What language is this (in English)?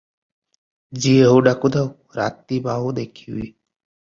Odia